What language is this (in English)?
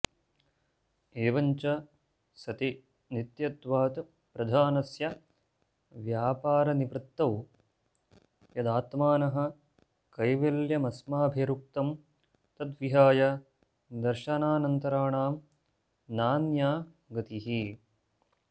Sanskrit